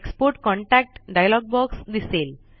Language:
Marathi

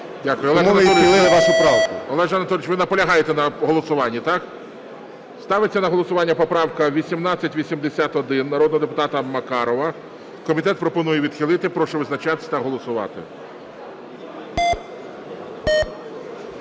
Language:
Ukrainian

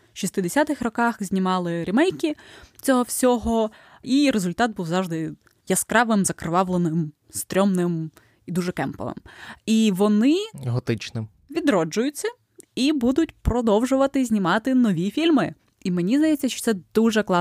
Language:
Ukrainian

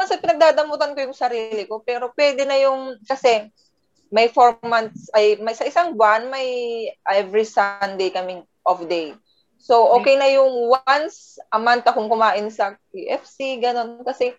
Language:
Filipino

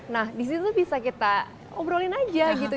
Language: Indonesian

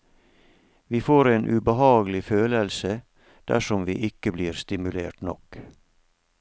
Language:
Norwegian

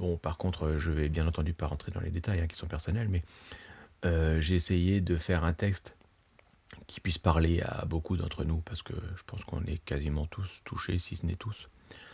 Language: French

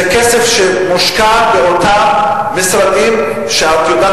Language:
Hebrew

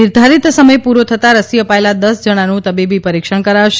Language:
Gujarati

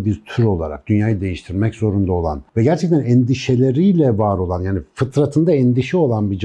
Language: Turkish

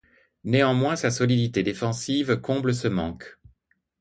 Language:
French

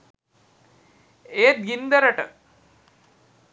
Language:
Sinhala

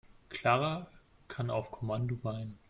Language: German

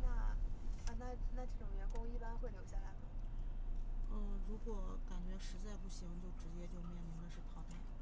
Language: Chinese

